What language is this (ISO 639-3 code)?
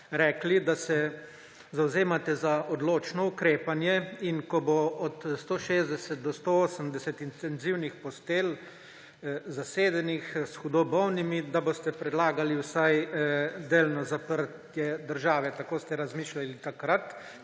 slv